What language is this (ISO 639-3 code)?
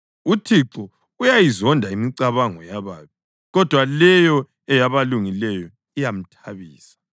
nde